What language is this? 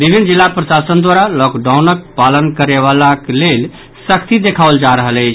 Maithili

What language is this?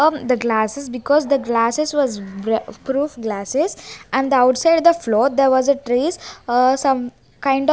English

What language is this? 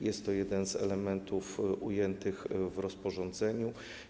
Polish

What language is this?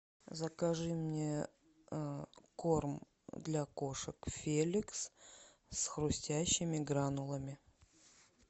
Russian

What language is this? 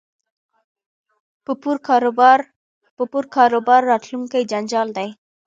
Pashto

